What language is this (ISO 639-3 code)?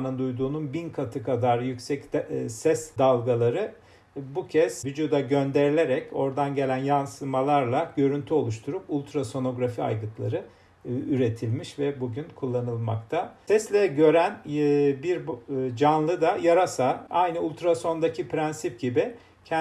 tur